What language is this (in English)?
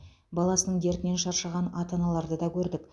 Kazakh